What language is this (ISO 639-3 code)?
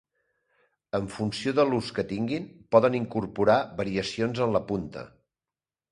cat